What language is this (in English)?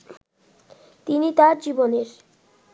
Bangla